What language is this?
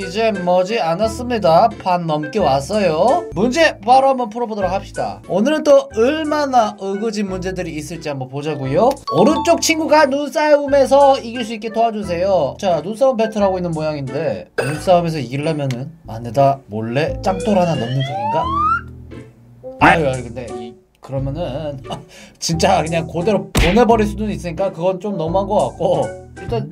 Korean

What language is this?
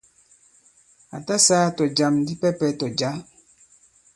Bankon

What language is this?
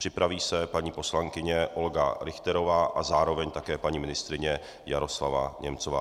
Czech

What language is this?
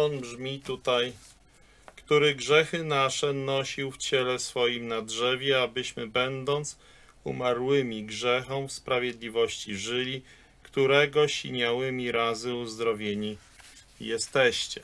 Polish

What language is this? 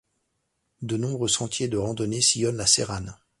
French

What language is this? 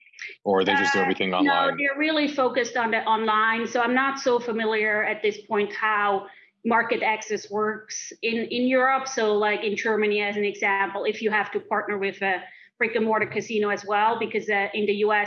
English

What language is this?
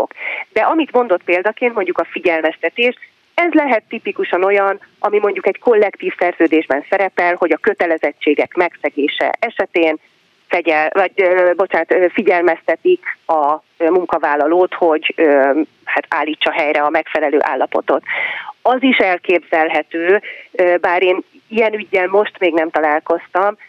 Hungarian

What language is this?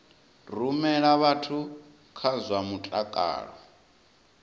Venda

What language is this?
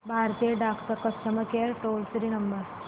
Marathi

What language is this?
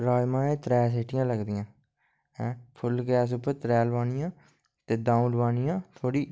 Dogri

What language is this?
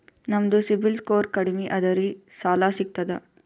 Kannada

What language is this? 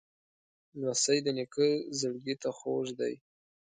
Pashto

